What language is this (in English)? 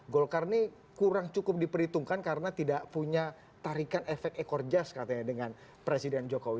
Indonesian